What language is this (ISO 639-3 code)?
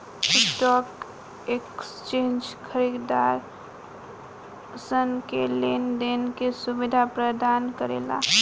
bho